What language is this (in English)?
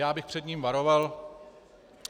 Czech